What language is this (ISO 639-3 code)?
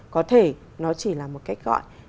vie